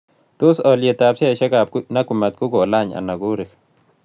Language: Kalenjin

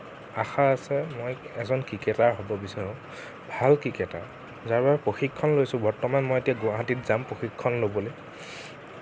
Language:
Assamese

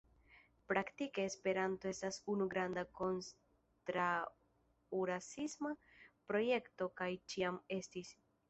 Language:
Esperanto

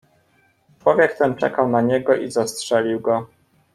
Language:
Polish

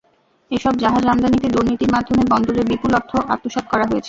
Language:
Bangla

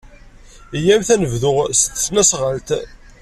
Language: Kabyle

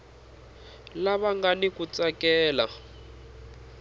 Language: Tsonga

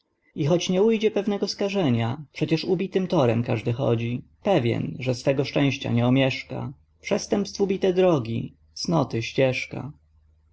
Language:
Polish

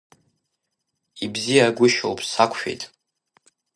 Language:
Abkhazian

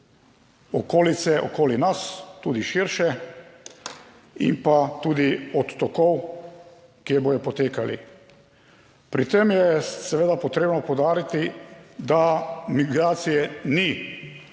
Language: Slovenian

